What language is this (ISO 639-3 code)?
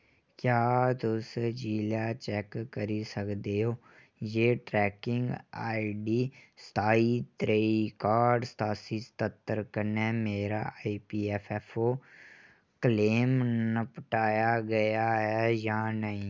doi